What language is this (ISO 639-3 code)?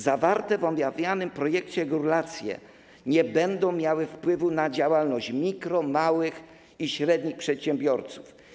pol